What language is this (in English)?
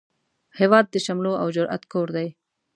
Pashto